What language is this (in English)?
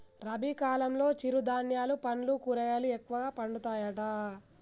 Telugu